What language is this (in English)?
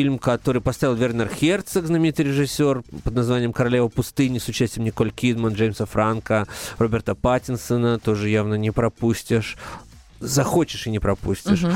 Russian